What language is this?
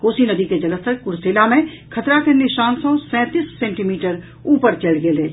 Maithili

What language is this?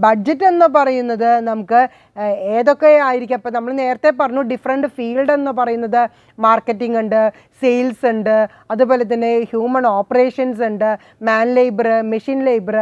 Turkish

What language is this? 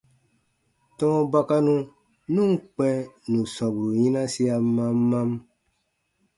Baatonum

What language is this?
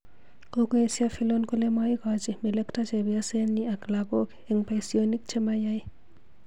Kalenjin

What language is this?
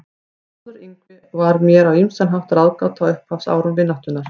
Icelandic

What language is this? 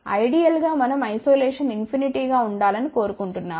Telugu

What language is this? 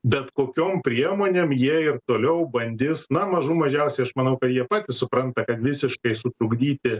Lithuanian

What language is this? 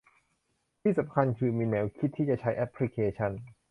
Thai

